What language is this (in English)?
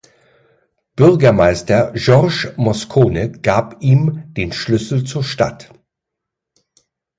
German